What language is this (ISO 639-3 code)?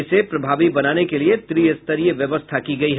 hin